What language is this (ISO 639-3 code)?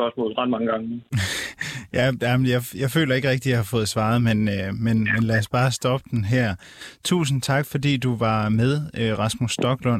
dan